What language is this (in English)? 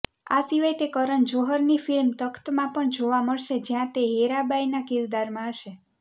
Gujarati